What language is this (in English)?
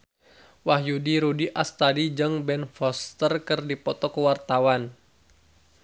Sundanese